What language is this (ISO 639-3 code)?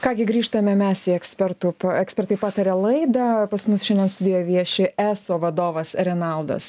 lit